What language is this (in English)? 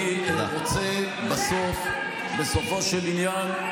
Hebrew